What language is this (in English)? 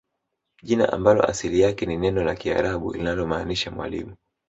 Swahili